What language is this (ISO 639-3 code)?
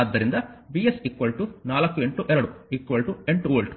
kan